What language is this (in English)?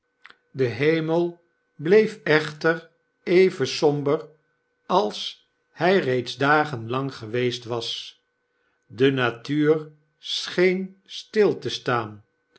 Dutch